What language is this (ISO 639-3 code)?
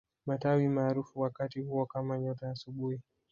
swa